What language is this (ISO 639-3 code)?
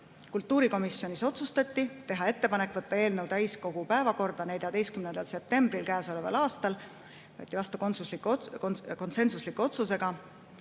est